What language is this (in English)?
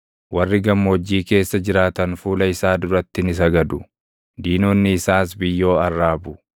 Oromo